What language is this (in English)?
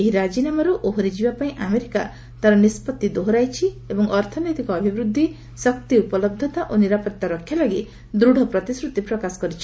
Odia